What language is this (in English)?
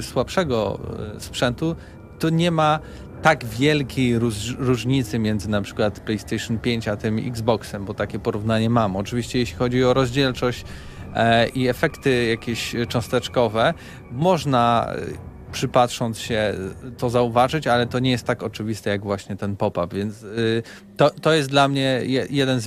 Polish